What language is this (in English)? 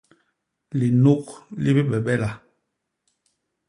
Basaa